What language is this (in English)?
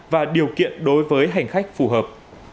Vietnamese